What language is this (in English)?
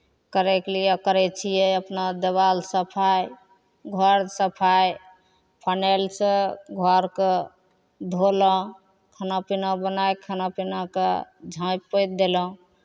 Maithili